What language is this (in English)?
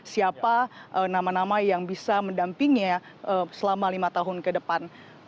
Indonesian